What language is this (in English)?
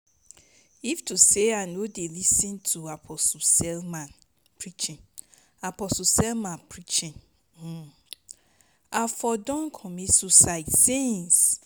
Nigerian Pidgin